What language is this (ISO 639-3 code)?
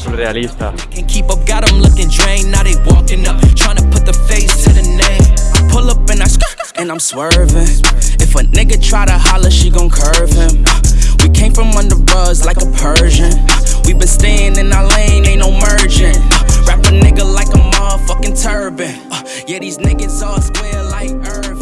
spa